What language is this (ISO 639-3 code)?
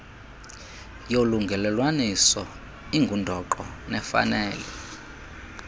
xho